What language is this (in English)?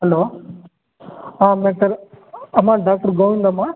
Kannada